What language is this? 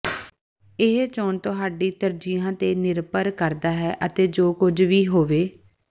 Punjabi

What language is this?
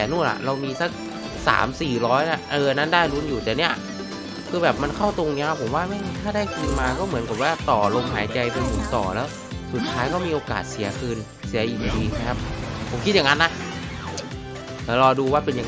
Thai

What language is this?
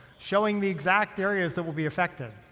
English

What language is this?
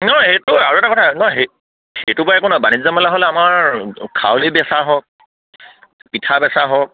Assamese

